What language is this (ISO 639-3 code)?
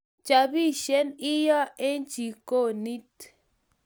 kln